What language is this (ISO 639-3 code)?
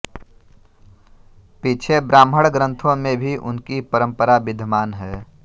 hin